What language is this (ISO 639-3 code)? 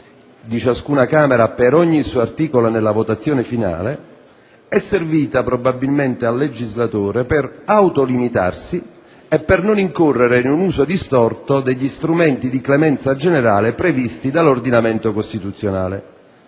ita